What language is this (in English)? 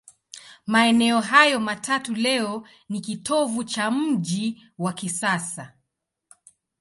Swahili